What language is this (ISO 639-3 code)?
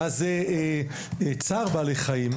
heb